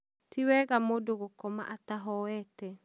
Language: Kikuyu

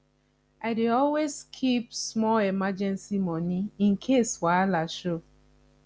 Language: Nigerian Pidgin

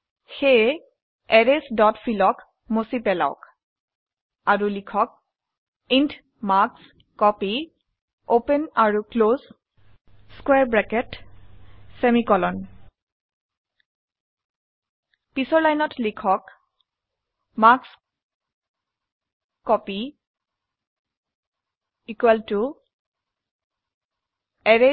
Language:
Assamese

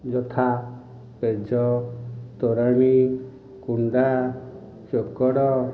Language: Odia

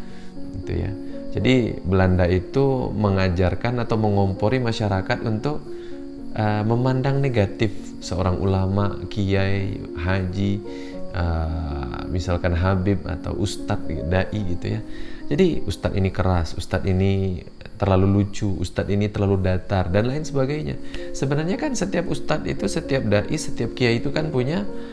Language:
Indonesian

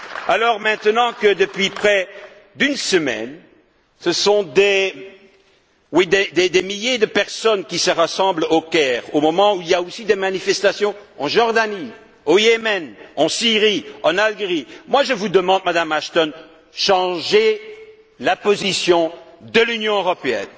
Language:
French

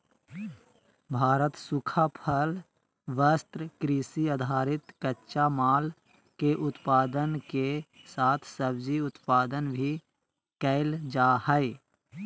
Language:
Magahi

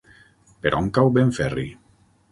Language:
Catalan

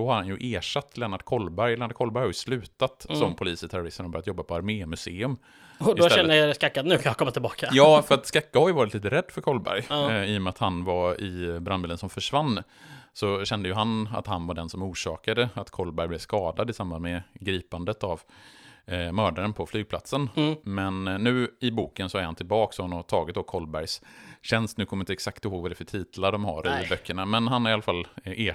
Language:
Swedish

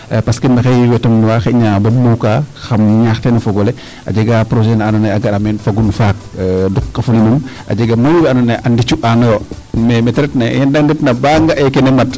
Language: Serer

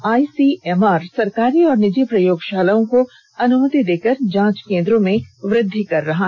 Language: Hindi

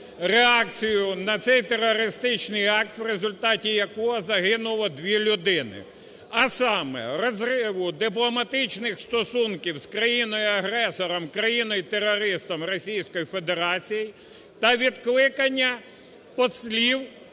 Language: Ukrainian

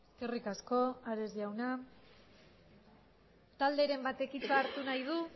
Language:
Basque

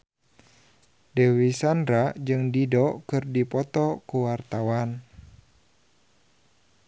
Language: Sundanese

